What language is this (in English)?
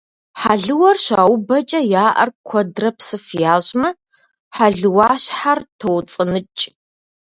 Kabardian